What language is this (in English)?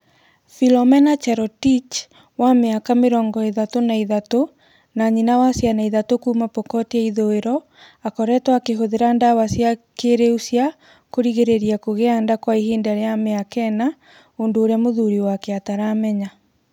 Kikuyu